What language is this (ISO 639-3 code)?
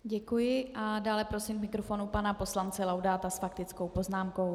ces